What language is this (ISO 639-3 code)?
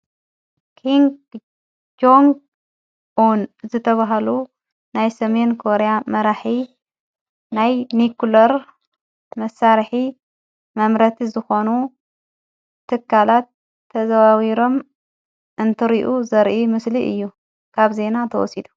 tir